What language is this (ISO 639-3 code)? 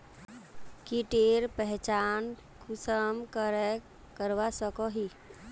mag